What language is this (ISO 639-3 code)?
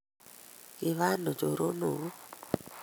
kln